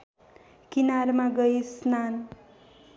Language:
Nepali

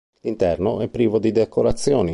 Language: Italian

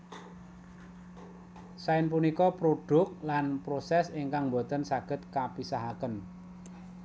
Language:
Javanese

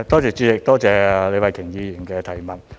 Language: Cantonese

